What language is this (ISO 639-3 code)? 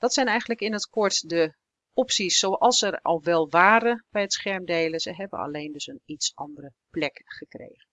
nld